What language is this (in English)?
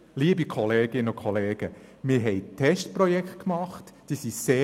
Swiss German